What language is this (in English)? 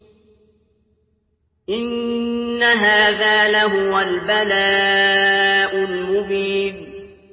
Arabic